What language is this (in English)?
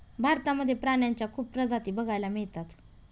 Marathi